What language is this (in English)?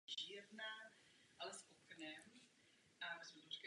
Czech